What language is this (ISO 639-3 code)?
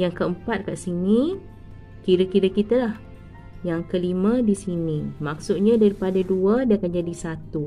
msa